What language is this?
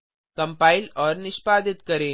Hindi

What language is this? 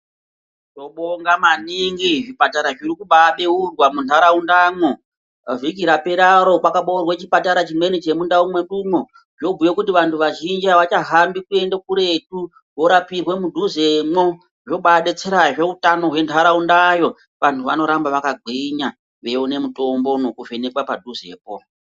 Ndau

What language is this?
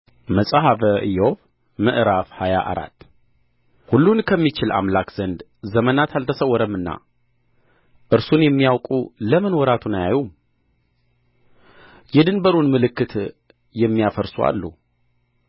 Amharic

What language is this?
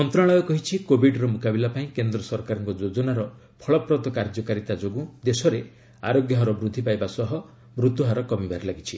Odia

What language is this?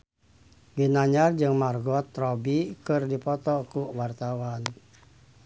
Sundanese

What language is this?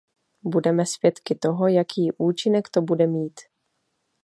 Czech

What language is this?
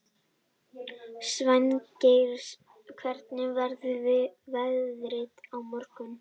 Icelandic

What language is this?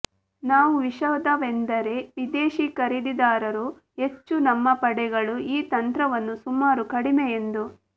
Kannada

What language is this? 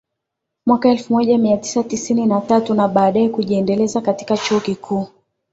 Swahili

